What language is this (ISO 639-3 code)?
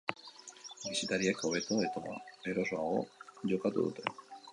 eus